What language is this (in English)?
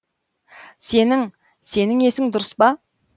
Kazakh